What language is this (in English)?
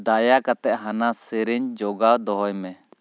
Santali